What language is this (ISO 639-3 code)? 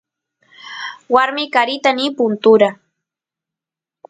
qus